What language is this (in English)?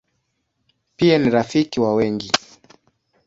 Swahili